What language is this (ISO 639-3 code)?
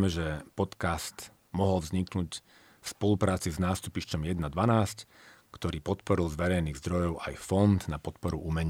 slk